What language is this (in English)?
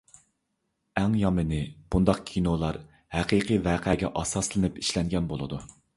Uyghur